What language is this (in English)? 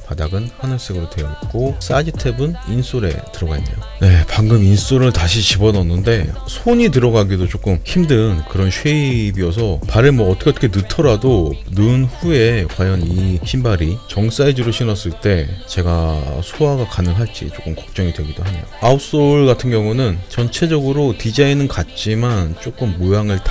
Korean